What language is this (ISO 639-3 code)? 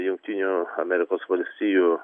lit